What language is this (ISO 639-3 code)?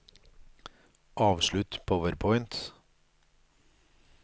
nor